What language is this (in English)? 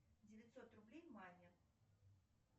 Russian